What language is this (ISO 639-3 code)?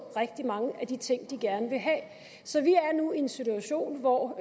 dan